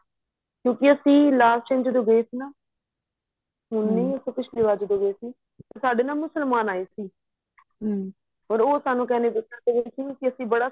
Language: Punjabi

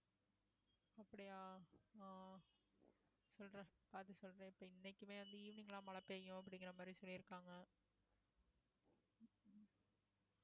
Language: Tamil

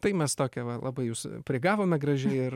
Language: Lithuanian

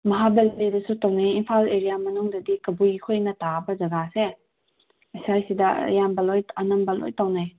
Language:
Manipuri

